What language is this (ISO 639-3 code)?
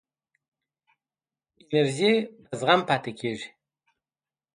pus